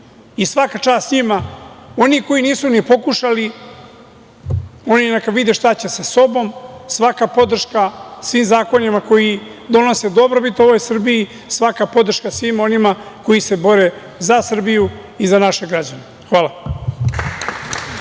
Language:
Serbian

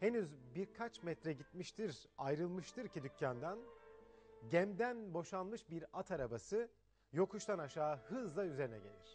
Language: Turkish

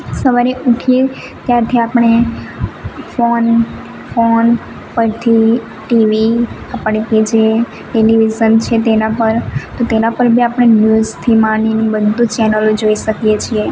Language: Gujarati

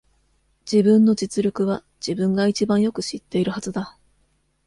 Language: Japanese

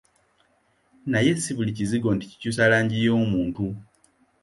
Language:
Ganda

